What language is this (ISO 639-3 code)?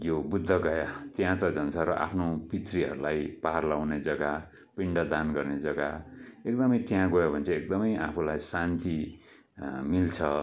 nep